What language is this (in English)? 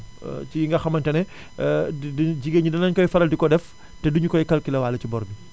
Wolof